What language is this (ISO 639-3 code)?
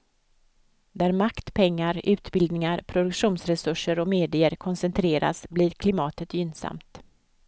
swe